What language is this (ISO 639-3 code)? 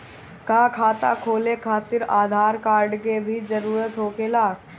bho